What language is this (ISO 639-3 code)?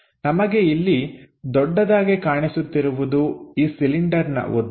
kan